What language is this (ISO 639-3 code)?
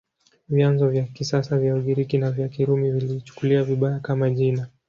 swa